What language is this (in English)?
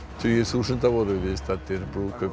Icelandic